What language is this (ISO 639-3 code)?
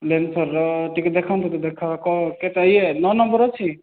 ori